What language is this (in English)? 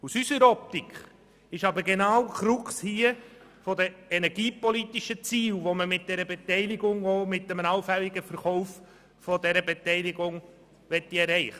Swiss German